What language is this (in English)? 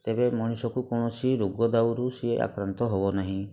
Odia